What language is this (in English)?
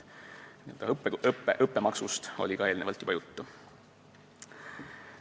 Estonian